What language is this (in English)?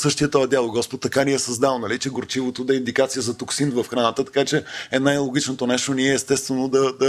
Bulgarian